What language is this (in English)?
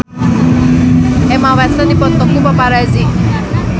Sundanese